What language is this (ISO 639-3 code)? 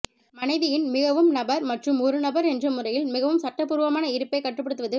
tam